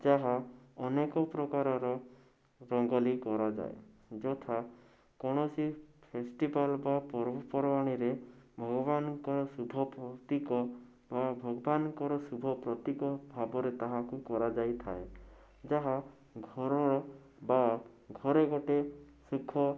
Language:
Odia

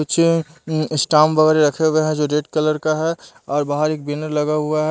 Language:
Hindi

